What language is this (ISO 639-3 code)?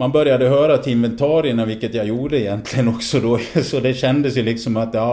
swe